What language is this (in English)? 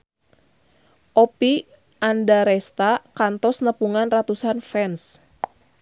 Sundanese